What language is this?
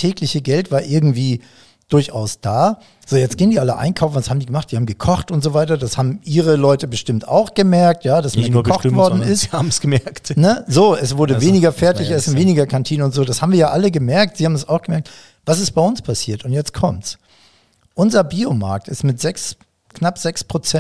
German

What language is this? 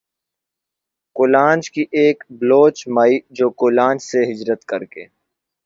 Urdu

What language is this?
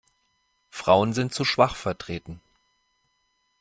German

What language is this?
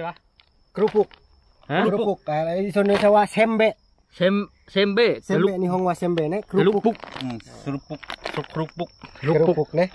Thai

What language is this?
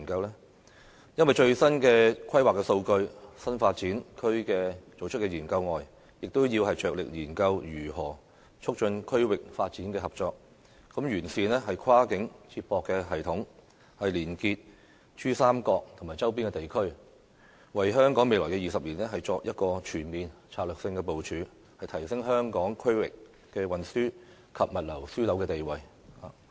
Cantonese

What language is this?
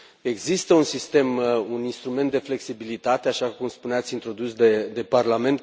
Romanian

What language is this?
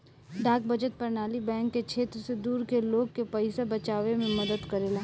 Bhojpuri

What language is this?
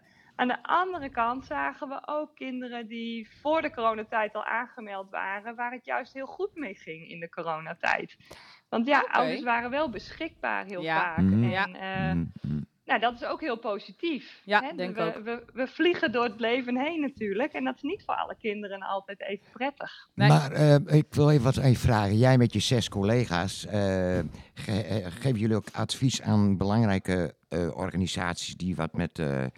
Dutch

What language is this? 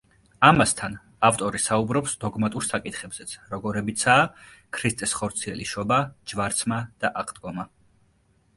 Georgian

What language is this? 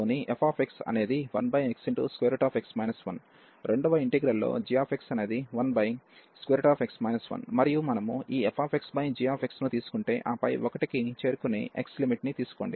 Telugu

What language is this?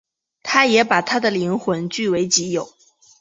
Chinese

